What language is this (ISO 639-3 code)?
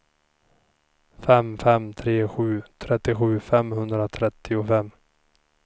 swe